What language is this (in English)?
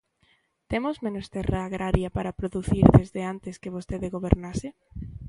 Galician